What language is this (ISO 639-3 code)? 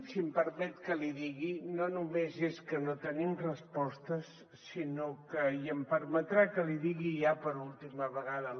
cat